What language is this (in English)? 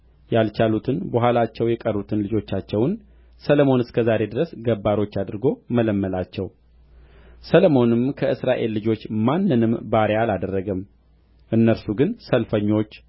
Amharic